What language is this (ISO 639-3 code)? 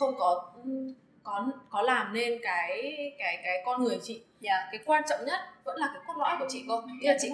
vie